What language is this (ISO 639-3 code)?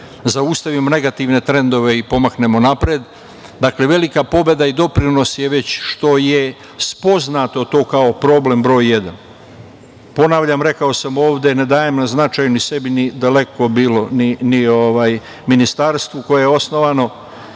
srp